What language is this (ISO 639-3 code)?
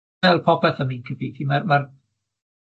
cym